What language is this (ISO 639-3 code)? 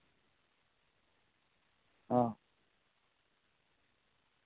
sat